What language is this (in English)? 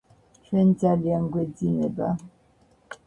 Georgian